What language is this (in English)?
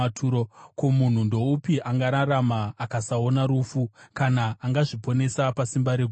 Shona